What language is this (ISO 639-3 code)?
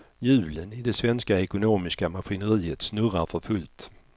swe